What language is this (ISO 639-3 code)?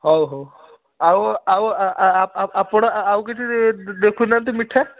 ori